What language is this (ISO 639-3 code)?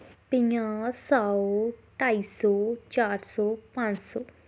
doi